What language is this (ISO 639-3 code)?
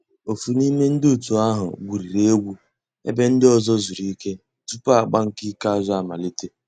ibo